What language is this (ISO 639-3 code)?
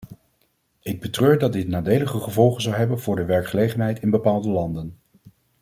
nld